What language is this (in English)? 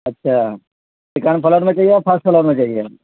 Urdu